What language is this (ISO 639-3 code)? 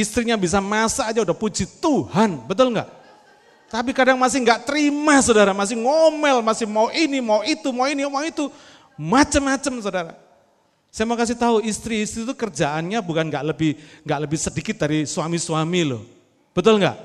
ind